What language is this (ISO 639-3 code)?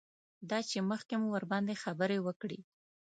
pus